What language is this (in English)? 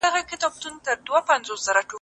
Pashto